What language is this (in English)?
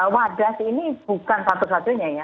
Indonesian